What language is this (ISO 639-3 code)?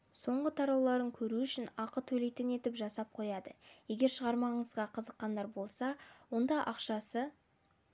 kaz